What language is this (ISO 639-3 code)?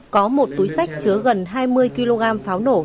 vie